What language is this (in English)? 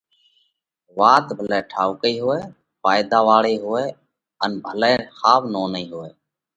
Parkari Koli